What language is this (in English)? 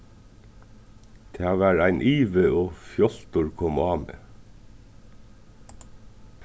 Faroese